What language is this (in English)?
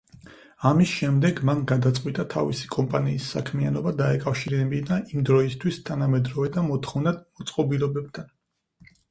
Georgian